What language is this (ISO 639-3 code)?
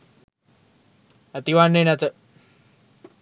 sin